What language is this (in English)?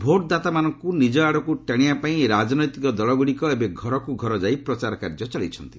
Odia